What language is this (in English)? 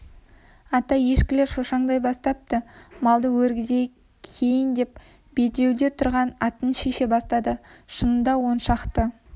Kazakh